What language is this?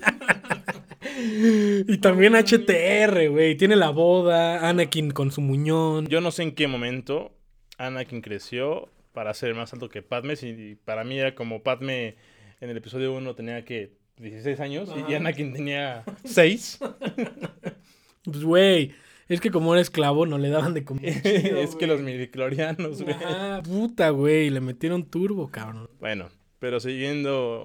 Spanish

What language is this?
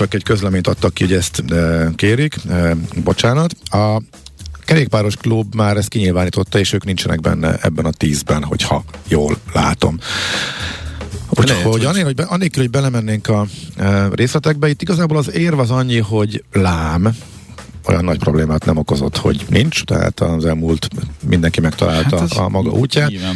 Hungarian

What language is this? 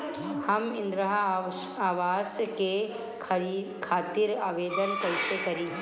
Bhojpuri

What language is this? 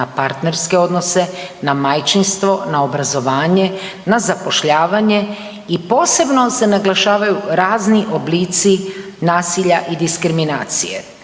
Croatian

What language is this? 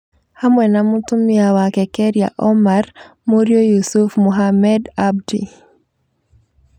Kikuyu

